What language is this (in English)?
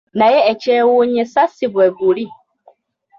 Ganda